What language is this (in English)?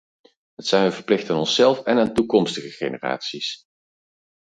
Dutch